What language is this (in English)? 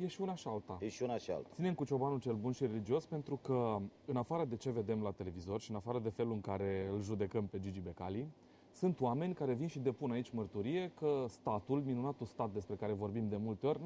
Romanian